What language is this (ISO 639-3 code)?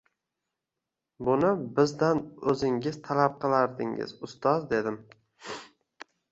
uzb